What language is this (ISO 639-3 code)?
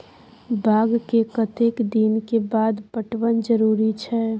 mai